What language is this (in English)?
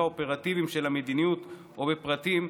Hebrew